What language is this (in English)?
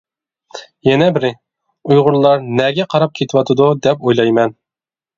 Uyghur